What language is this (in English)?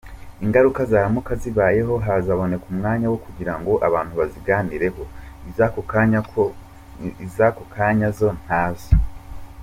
Kinyarwanda